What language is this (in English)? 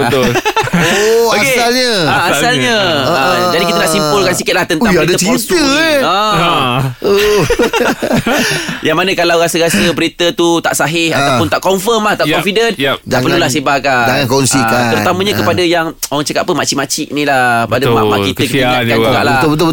Malay